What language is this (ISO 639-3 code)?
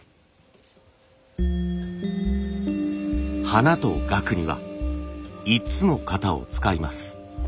jpn